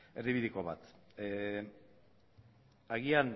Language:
Basque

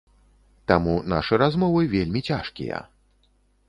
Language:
Belarusian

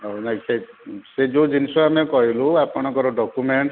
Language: Odia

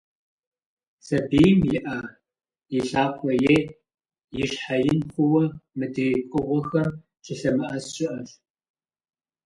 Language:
Kabardian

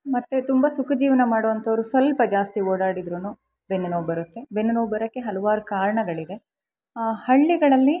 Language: Kannada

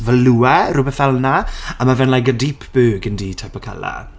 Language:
Welsh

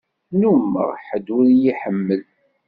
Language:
Kabyle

